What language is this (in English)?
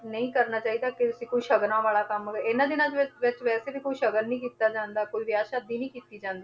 Punjabi